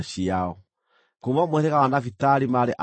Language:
Kikuyu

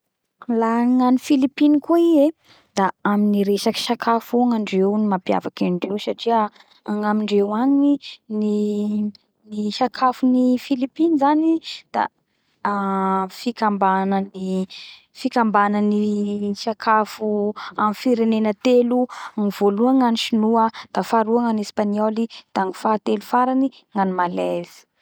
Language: Bara Malagasy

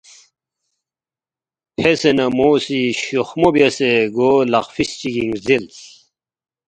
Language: Balti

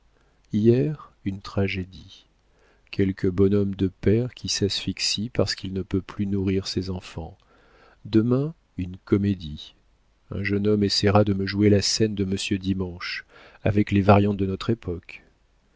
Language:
French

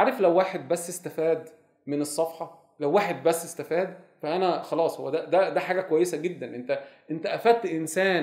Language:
Arabic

